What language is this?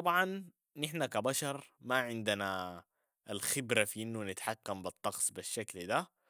Sudanese Arabic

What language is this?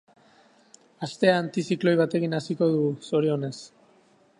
Basque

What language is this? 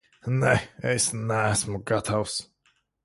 Latvian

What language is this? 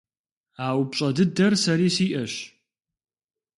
Kabardian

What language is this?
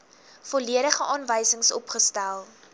Afrikaans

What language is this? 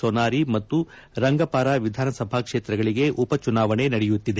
Kannada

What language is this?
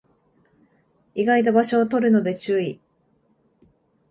Japanese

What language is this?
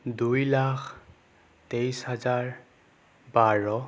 Assamese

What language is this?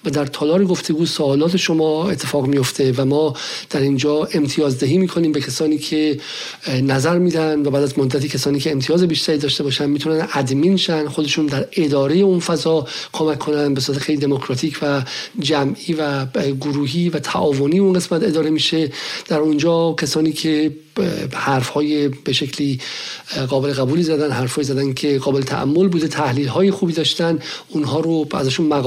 Persian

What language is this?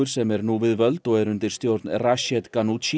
Icelandic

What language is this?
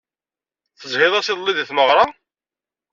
Kabyle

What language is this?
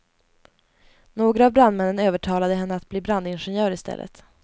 Swedish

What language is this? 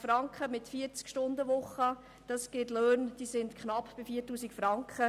Swiss German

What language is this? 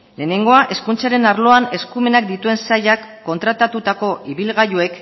Basque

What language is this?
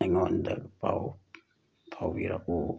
Manipuri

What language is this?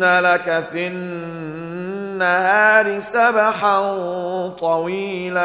Arabic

